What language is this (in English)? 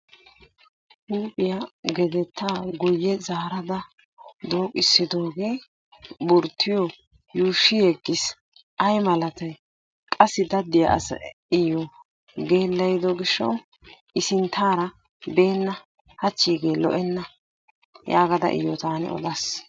Wolaytta